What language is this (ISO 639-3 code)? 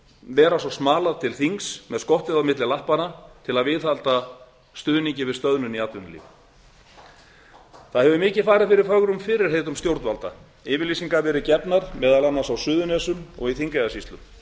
isl